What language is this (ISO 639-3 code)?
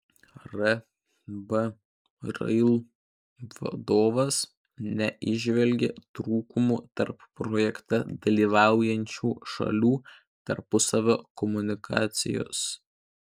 lit